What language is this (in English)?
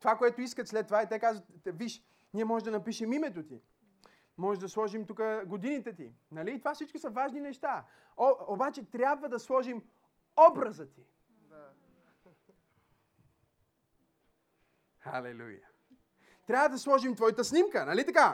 Bulgarian